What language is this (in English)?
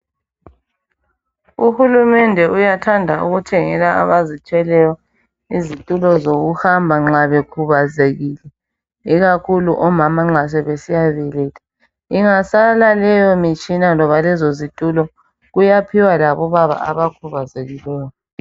North Ndebele